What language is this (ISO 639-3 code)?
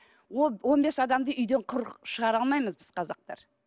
kaz